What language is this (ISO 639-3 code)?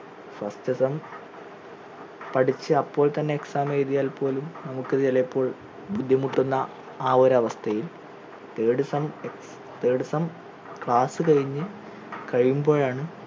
mal